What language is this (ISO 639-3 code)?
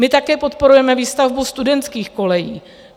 ces